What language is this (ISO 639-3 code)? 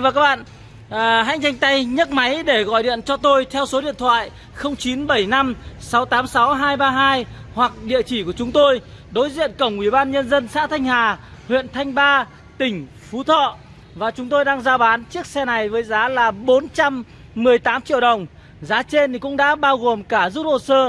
vie